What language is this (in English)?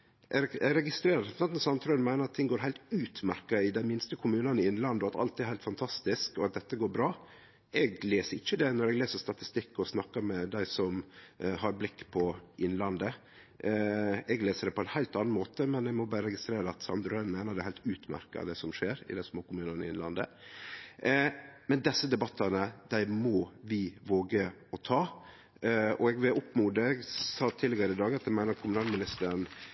Norwegian Nynorsk